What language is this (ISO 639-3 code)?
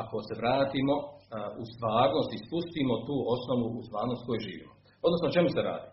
hrv